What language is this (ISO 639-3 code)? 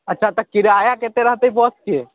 mai